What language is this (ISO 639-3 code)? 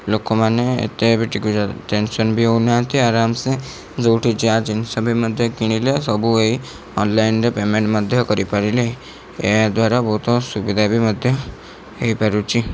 ori